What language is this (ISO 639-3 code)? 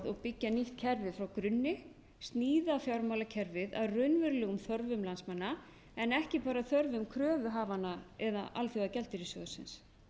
isl